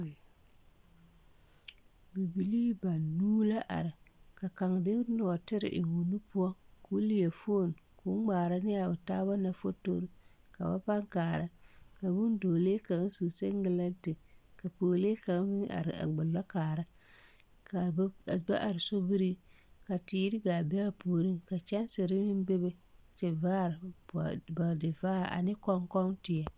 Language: Southern Dagaare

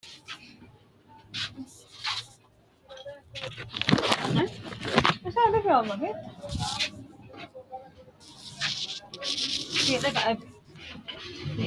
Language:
Sidamo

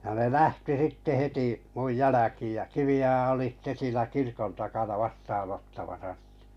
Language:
Finnish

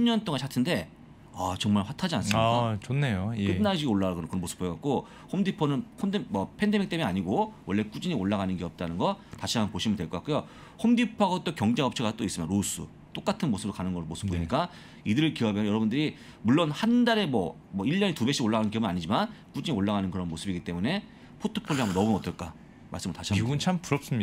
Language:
Korean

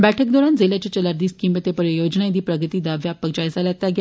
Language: Dogri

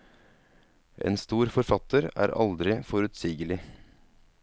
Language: Norwegian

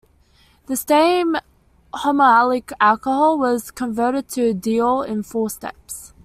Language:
English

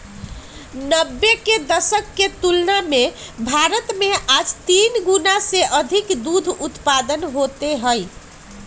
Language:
Magahi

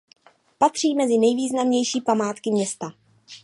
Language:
Czech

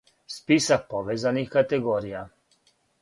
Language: Serbian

